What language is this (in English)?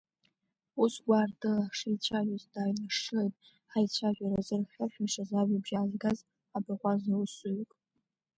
Abkhazian